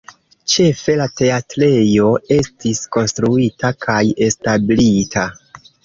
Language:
Esperanto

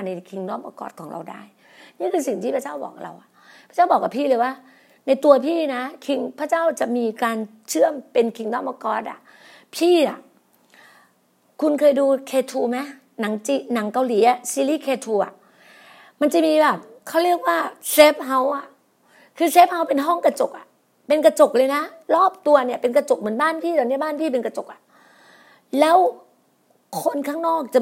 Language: Thai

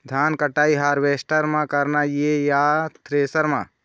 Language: Chhattisgarhi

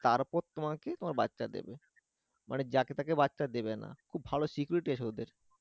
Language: Bangla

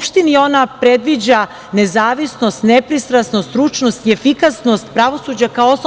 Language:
Serbian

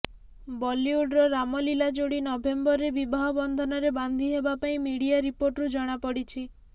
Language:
Odia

